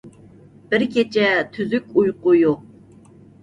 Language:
Uyghur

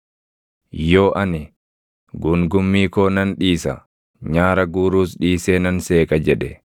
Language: Oromo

